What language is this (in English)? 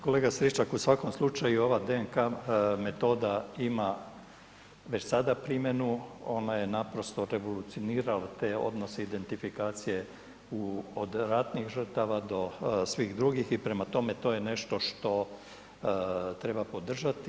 Croatian